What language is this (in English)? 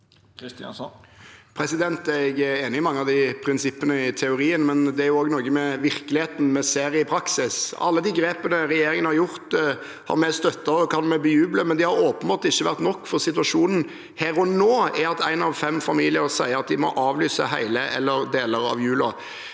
Norwegian